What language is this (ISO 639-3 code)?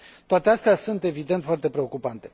ron